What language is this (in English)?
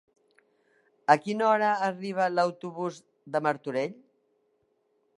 Catalan